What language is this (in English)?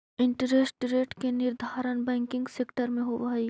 Magahi